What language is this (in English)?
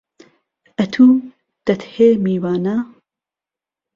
Central Kurdish